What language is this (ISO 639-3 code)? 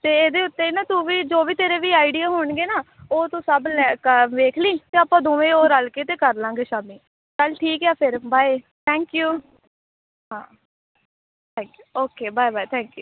pan